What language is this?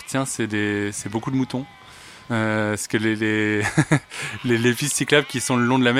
French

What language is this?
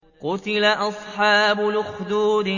Arabic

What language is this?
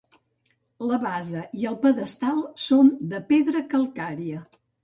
Catalan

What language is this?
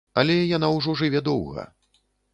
Belarusian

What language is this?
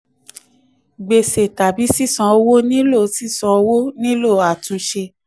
Yoruba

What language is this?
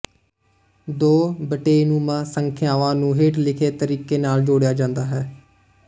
Punjabi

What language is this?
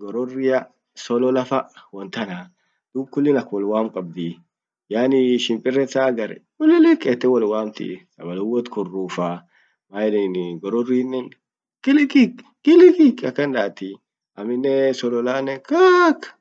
Orma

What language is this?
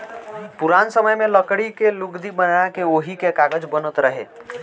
Bhojpuri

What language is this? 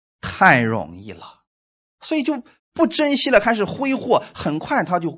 Chinese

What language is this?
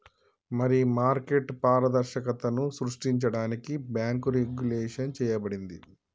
Telugu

